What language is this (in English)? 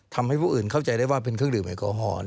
Thai